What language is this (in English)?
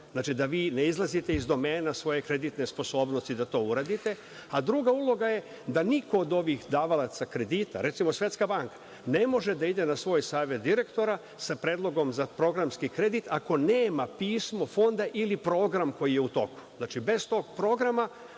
Serbian